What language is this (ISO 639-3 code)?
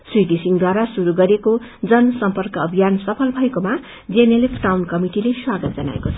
nep